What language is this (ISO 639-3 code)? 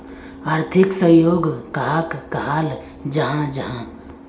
mag